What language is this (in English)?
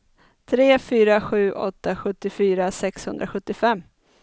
Swedish